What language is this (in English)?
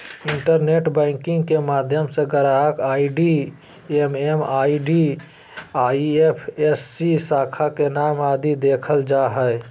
Magahi